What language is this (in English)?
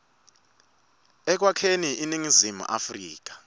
Swati